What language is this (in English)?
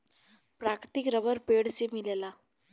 Bhojpuri